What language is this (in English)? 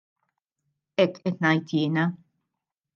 Maltese